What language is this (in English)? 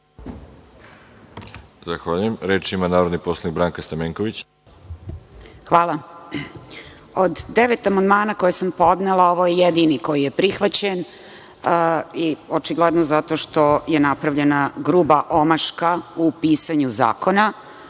Serbian